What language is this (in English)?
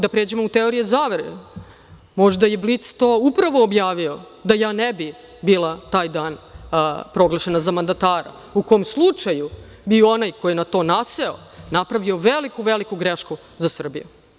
Serbian